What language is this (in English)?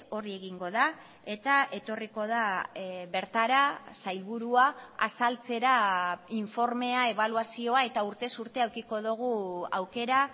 Basque